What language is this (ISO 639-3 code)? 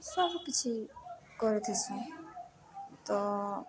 ori